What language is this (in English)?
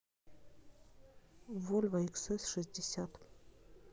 Russian